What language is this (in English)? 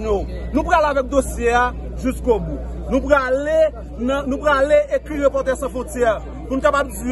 French